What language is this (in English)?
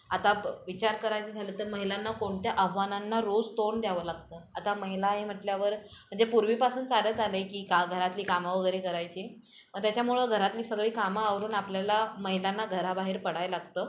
Marathi